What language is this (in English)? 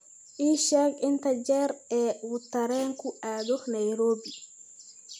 Somali